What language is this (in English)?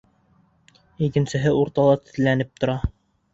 Bashkir